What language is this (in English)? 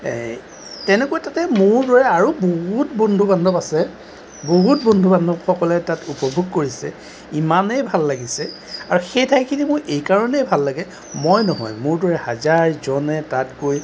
Assamese